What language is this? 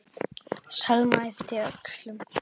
Icelandic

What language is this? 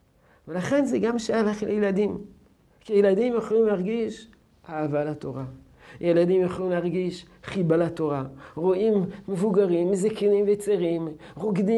Hebrew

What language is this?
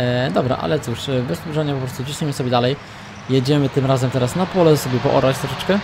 Polish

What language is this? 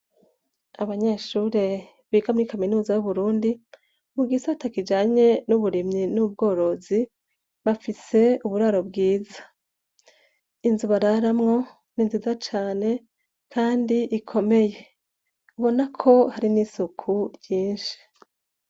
Rundi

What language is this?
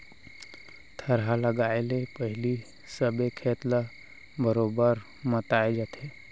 Chhattisgarhi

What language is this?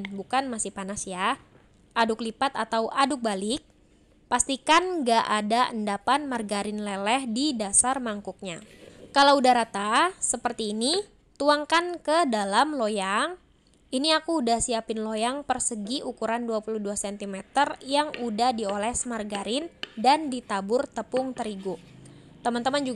Indonesian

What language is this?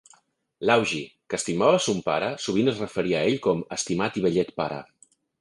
Catalan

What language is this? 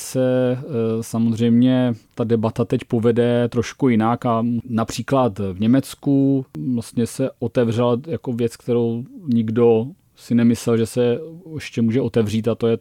Czech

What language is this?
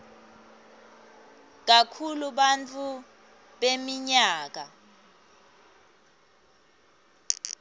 Swati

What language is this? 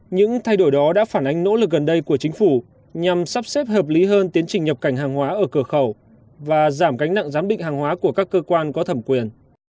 Vietnamese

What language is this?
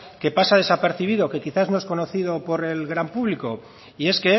Spanish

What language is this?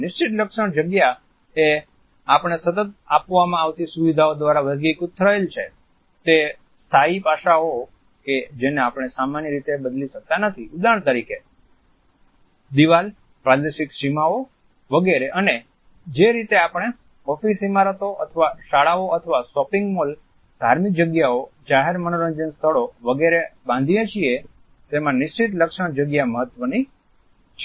Gujarati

